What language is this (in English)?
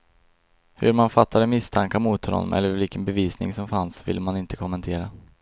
Swedish